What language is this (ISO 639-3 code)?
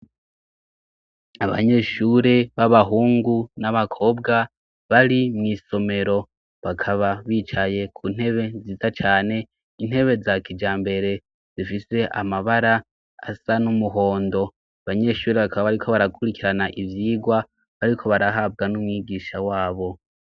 run